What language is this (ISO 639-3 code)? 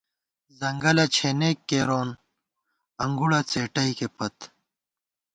gwt